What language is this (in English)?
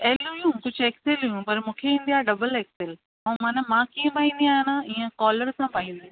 Sindhi